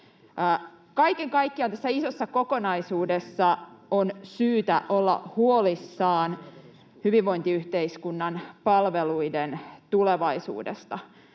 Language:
Finnish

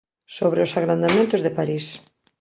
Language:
Galician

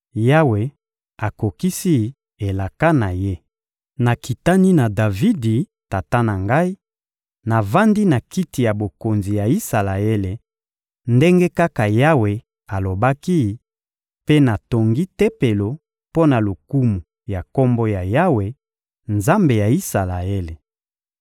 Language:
Lingala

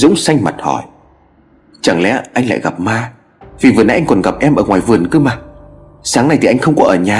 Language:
Vietnamese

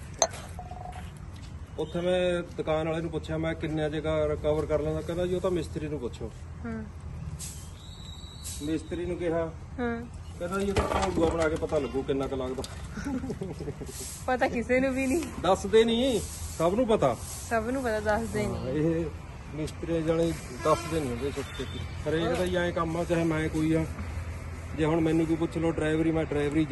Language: Punjabi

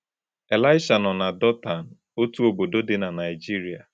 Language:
Igbo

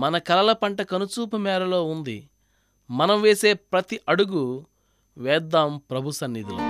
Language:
Telugu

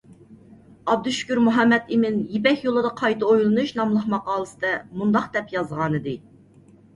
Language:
Uyghur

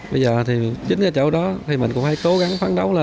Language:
Vietnamese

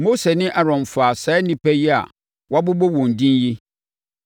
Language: Akan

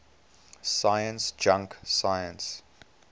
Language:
English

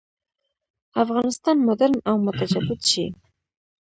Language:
Pashto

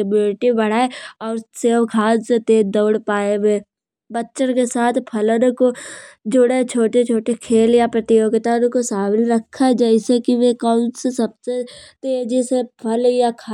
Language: Kanauji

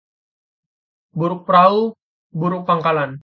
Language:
Indonesian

